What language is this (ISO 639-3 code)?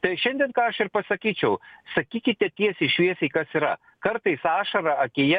lit